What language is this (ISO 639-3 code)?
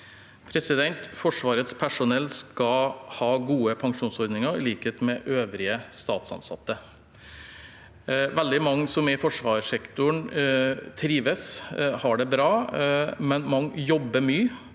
nor